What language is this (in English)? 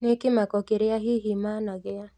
Kikuyu